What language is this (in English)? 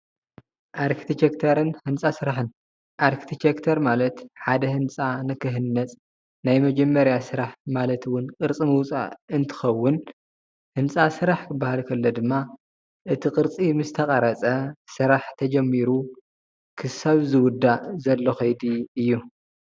Tigrinya